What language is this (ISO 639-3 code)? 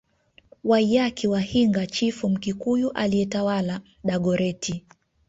swa